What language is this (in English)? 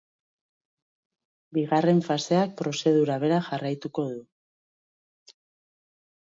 Basque